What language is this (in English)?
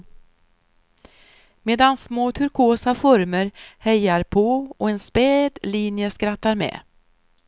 Swedish